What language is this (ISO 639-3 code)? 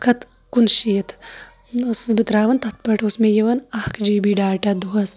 kas